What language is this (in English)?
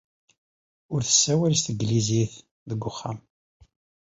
Kabyle